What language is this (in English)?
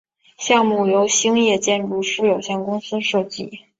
Chinese